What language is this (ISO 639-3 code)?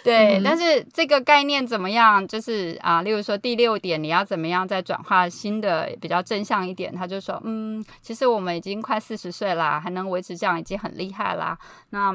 zho